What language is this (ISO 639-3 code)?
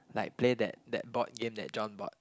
eng